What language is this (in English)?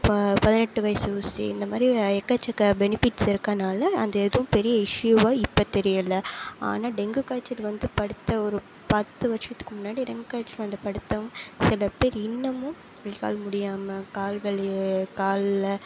Tamil